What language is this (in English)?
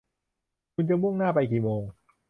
Thai